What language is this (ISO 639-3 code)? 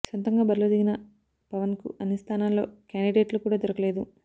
tel